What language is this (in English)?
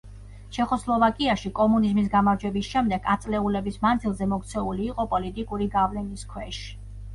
Georgian